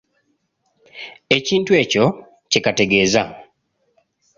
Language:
Ganda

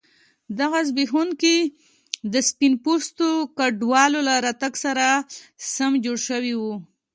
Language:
Pashto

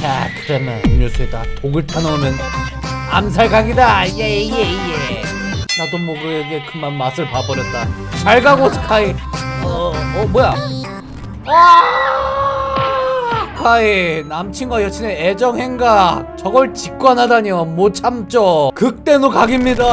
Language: Korean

